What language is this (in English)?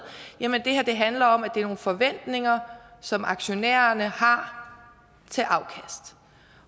Danish